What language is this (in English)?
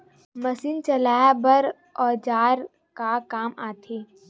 Chhattisgarhi